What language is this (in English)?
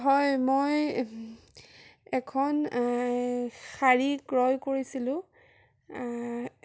Assamese